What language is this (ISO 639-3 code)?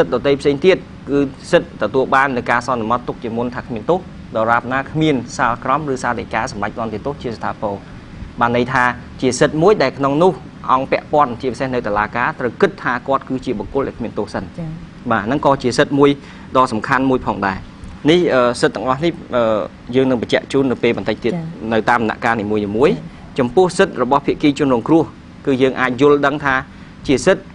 vie